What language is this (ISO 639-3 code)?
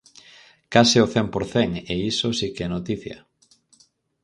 glg